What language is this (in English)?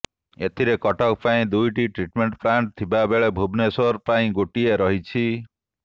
Odia